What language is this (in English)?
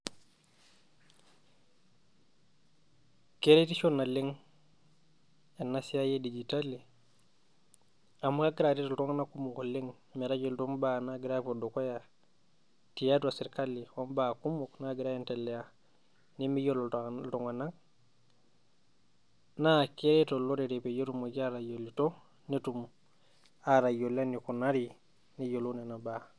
Masai